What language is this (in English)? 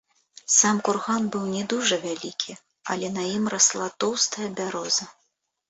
Belarusian